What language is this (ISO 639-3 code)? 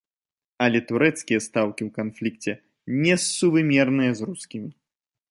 bel